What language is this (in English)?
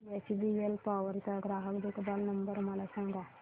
Marathi